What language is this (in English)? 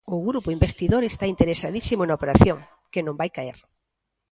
Galician